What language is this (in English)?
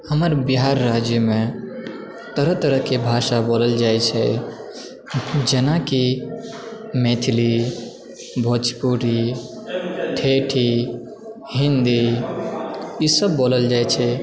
Maithili